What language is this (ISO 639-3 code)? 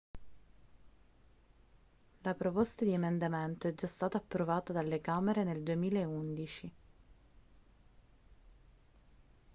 ita